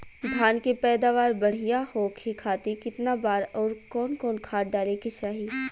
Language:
Bhojpuri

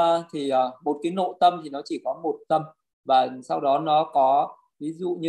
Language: Vietnamese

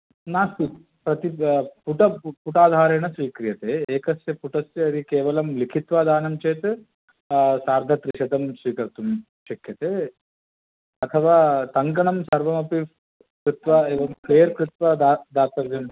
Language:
Sanskrit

